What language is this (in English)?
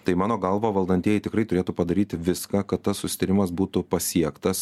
Lithuanian